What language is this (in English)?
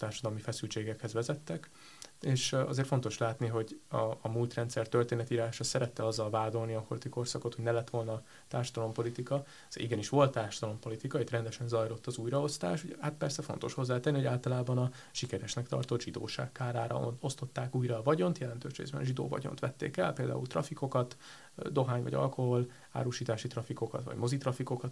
Hungarian